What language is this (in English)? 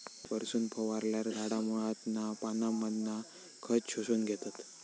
Marathi